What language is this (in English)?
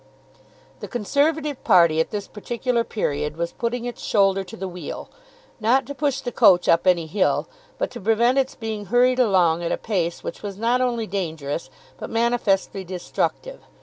English